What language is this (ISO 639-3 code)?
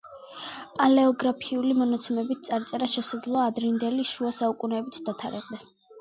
kat